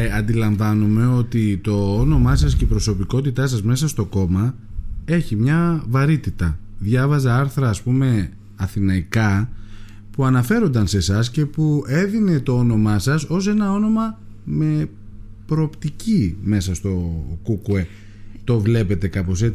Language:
Greek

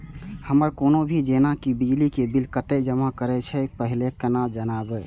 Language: Maithili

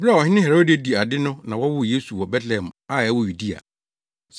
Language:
Akan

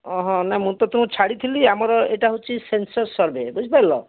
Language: Odia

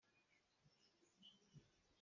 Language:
Hakha Chin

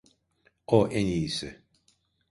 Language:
Turkish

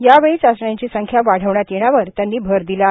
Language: Marathi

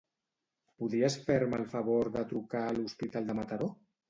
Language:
Catalan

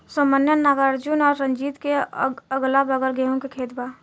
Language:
Bhojpuri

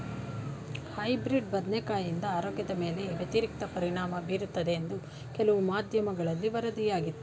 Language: Kannada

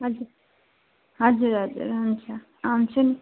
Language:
Nepali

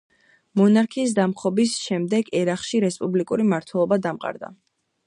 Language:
Georgian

